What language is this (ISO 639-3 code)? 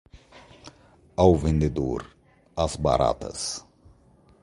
por